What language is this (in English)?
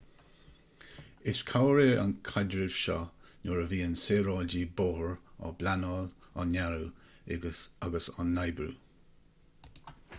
Irish